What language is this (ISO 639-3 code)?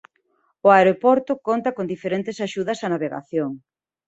glg